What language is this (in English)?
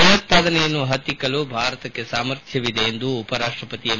Kannada